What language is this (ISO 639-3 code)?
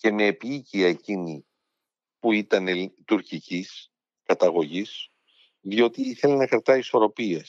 ell